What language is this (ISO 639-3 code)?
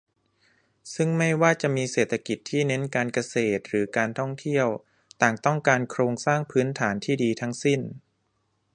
tha